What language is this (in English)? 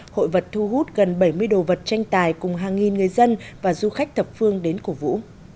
Vietnamese